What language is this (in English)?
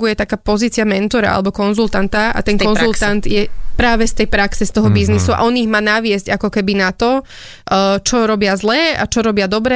Slovak